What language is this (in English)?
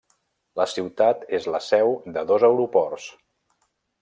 Catalan